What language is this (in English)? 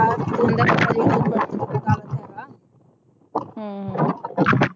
Punjabi